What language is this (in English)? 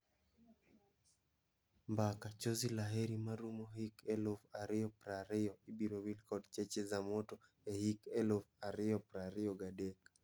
Luo (Kenya and Tanzania)